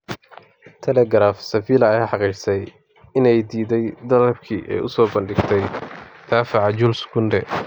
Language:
Somali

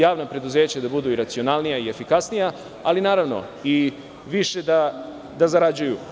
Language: Serbian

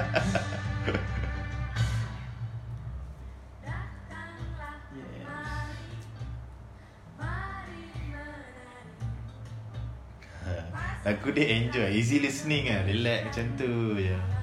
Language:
Malay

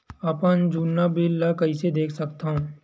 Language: Chhattisgarhi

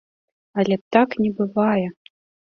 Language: Belarusian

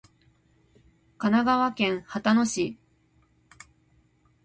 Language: Japanese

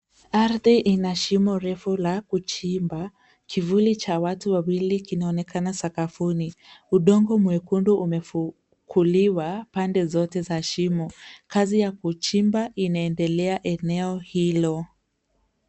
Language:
Swahili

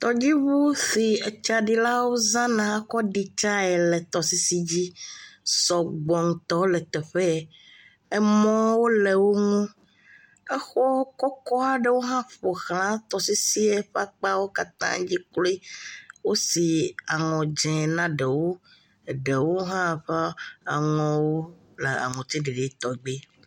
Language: Ewe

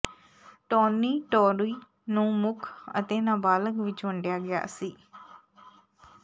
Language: Punjabi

